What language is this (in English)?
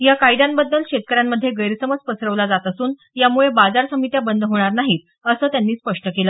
Marathi